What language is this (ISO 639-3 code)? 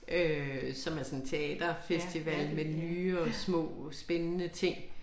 dan